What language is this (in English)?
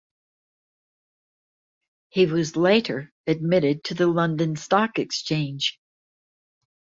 English